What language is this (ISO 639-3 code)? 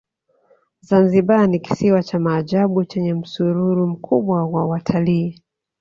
swa